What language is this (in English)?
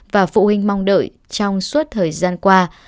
Vietnamese